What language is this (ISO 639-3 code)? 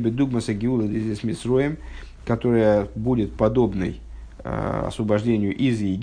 rus